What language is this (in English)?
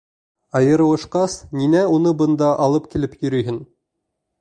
Bashkir